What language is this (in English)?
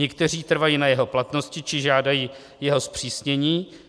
Czech